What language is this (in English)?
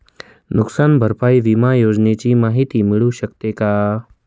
Marathi